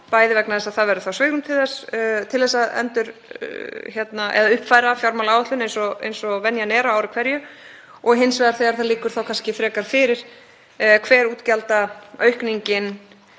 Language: Icelandic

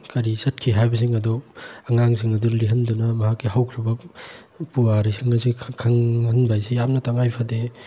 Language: Manipuri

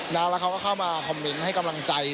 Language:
Thai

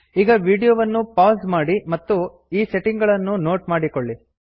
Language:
Kannada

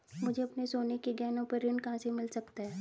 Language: Hindi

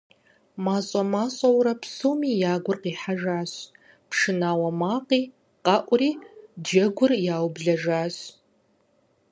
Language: Kabardian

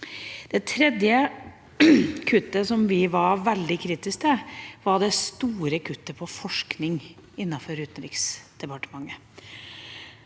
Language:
Norwegian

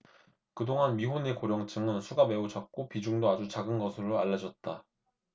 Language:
Korean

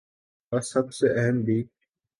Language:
Urdu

